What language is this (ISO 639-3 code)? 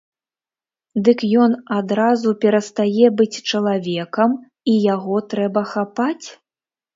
bel